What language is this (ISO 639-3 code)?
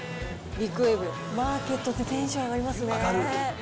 jpn